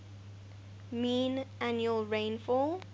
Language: English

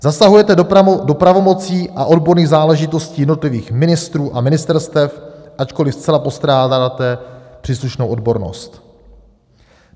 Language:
Czech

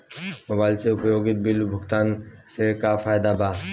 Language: Bhojpuri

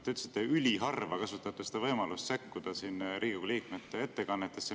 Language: Estonian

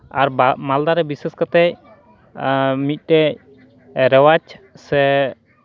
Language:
Santali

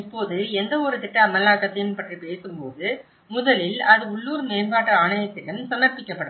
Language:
Tamil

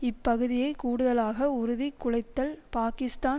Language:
Tamil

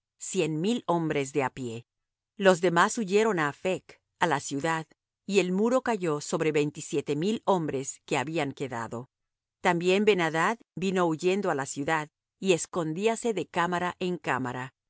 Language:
Spanish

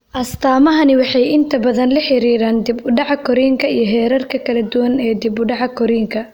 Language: Somali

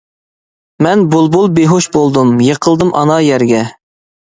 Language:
Uyghur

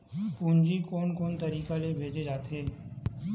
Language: Chhattisgarhi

